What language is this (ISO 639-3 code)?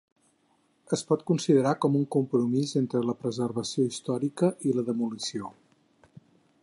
cat